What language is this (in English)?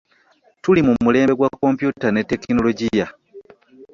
Ganda